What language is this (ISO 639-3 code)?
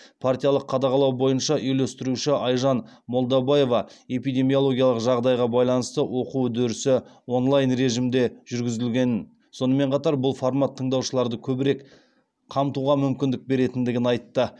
kaz